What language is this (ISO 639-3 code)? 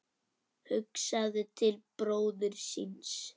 isl